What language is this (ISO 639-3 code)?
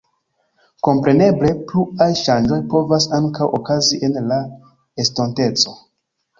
epo